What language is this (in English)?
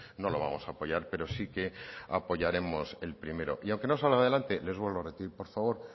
Spanish